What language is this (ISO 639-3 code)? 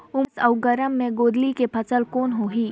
hne